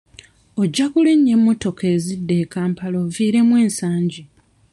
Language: Ganda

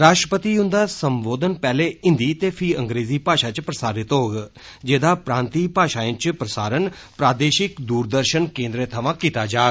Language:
Dogri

